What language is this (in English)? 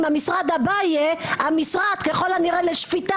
Hebrew